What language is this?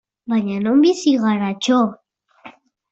Basque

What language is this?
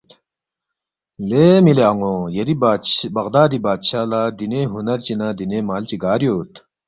Balti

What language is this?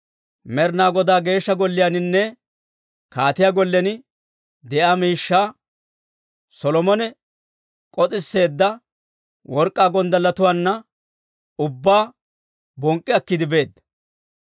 Dawro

